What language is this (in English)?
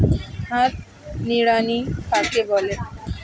Bangla